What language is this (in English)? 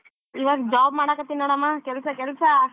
Kannada